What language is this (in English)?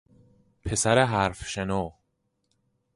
Persian